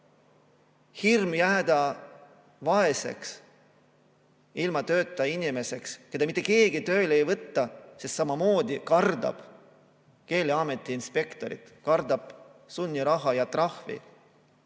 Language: Estonian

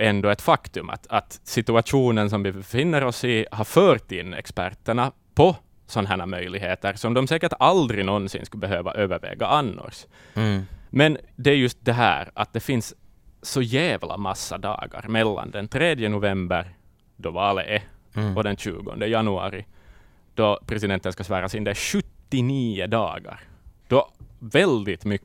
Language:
Swedish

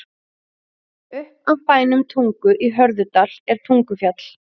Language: Icelandic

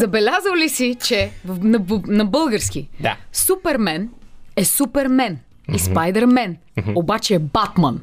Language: Bulgarian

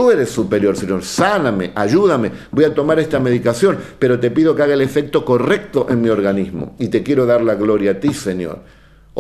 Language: Spanish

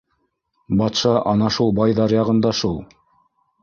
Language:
Bashkir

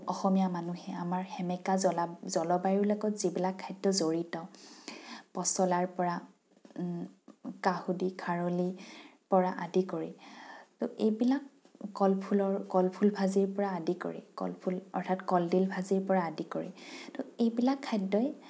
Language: Assamese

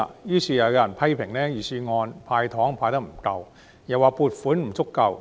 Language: Cantonese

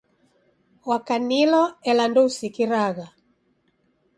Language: Taita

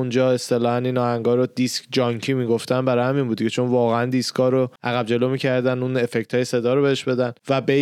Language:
Persian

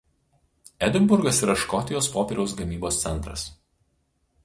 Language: Lithuanian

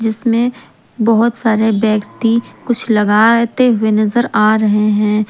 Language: Hindi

